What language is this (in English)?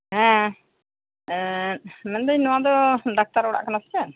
Santali